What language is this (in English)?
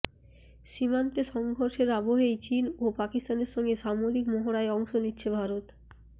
Bangla